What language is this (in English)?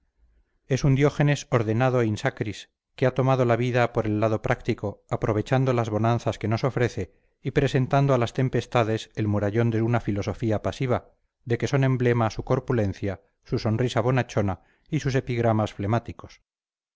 Spanish